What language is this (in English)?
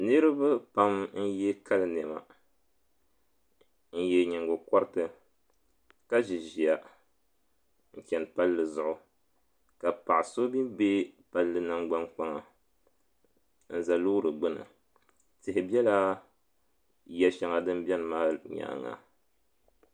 Dagbani